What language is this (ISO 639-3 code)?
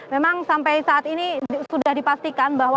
ind